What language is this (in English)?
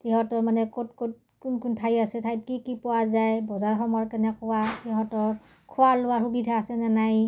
Assamese